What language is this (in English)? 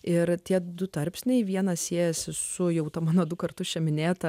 Lithuanian